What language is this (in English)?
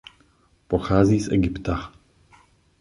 Czech